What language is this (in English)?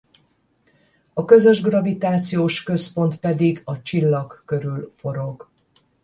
Hungarian